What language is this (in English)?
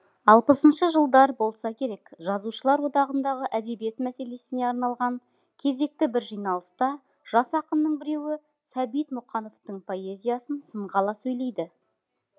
Kazakh